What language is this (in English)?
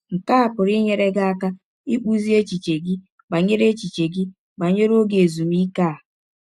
Igbo